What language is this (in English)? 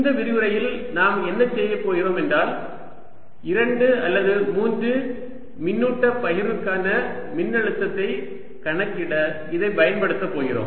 Tamil